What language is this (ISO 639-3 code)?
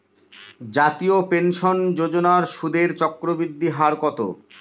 ben